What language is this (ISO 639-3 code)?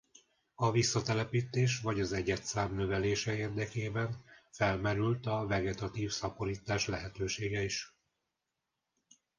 hun